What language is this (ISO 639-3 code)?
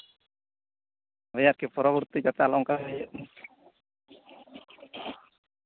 sat